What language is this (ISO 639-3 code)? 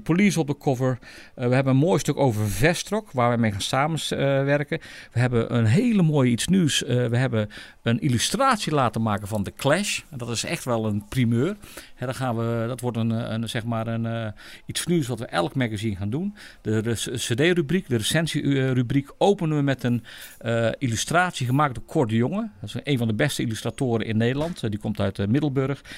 nld